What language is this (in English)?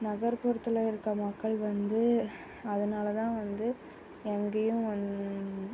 Tamil